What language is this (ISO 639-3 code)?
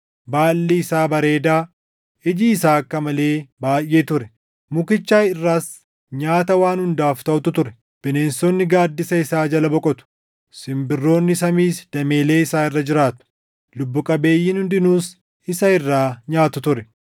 orm